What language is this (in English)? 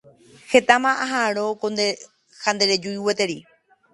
Guarani